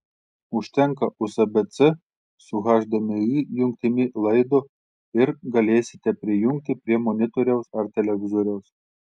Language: Lithuanian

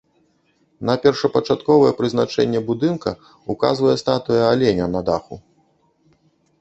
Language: Belarusian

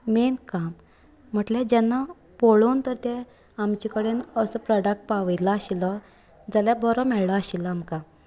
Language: Konkani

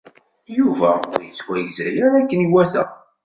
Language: Kabyle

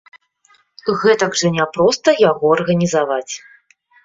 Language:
Belarusian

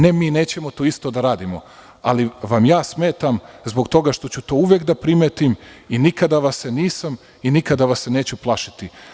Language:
Serbian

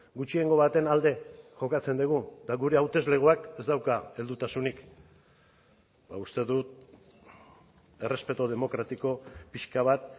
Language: Basque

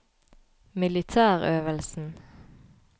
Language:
Norwegian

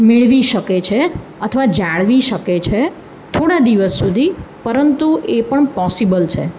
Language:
Gujarati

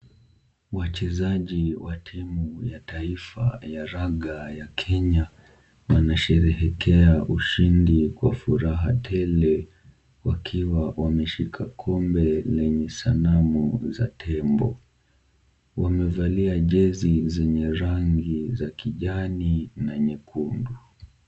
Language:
Swahili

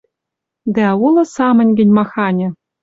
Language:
Western Mari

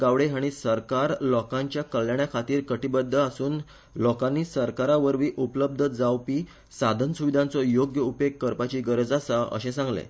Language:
Konkani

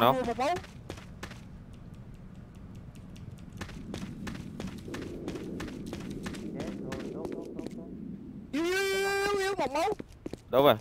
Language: Vietnamese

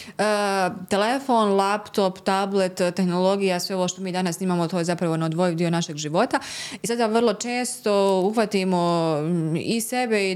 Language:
Croatian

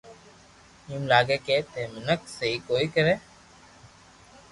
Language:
Loarki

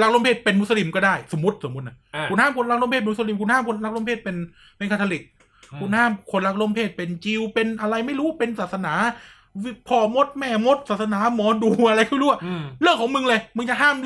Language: Thai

